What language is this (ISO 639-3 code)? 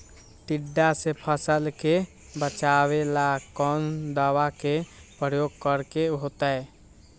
mag